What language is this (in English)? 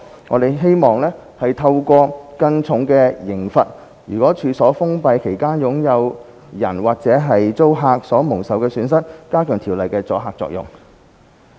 Cantonese